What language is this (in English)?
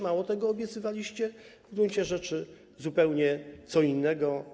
Polish